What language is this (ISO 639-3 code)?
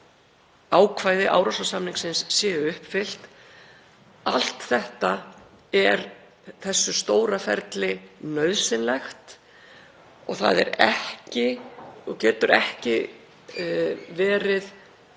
isl